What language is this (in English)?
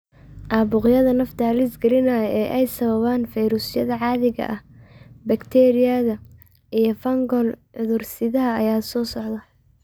Somali